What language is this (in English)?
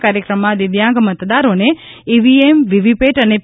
Gujarati